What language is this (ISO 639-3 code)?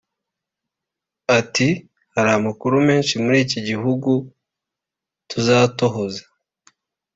kin